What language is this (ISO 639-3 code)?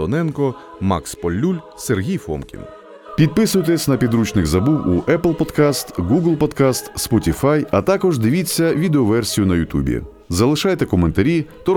ukr